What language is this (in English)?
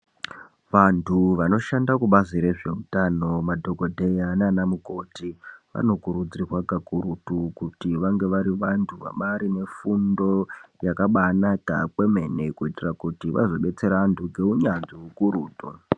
Ndau